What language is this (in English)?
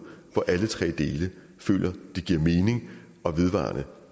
Danish